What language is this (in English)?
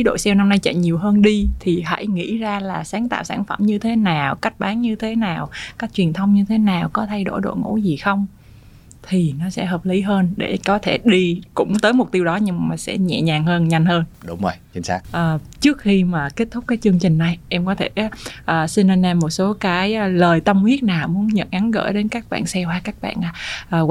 Vietnamese